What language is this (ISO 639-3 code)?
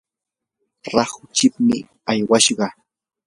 qur